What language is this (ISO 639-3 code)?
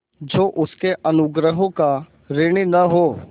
hin